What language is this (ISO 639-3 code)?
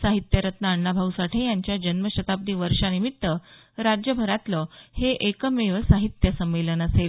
mar